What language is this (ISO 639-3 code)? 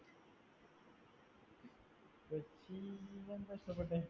mal